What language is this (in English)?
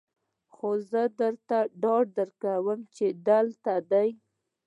Pashto